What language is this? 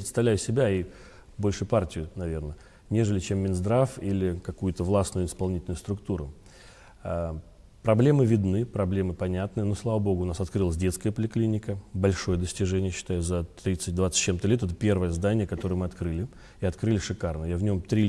Russian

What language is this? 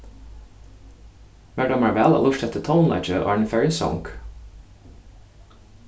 Faroese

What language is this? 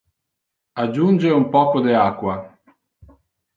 Interlingua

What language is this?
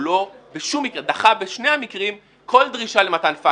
Hebrew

